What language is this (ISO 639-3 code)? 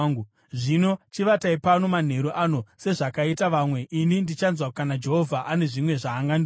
sna